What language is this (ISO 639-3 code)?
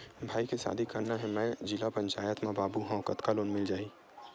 hne